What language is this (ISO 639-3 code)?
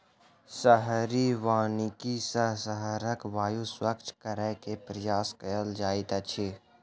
mai